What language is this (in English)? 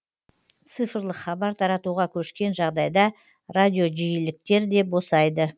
Kazakh